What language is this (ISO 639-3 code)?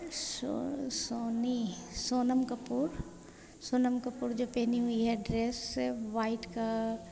hin